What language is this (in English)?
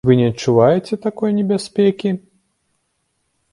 Belarusian